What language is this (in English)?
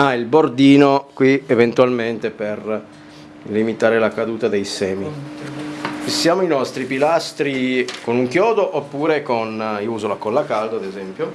Italian